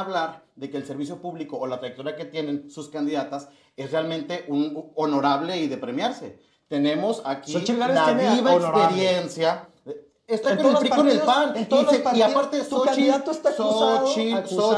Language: Spanish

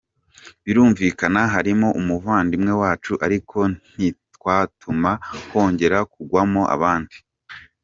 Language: Kinyarwanda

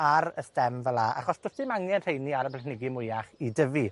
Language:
Welsh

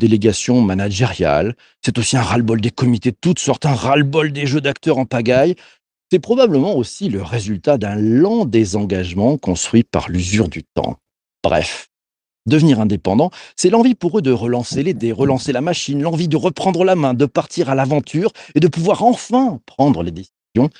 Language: French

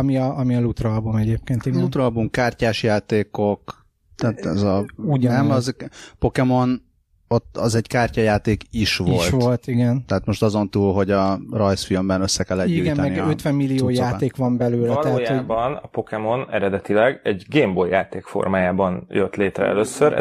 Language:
Hungarian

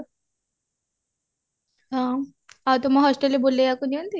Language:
Odia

